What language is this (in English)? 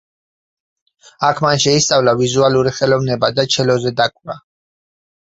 Georgian